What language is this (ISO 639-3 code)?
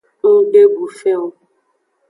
ajg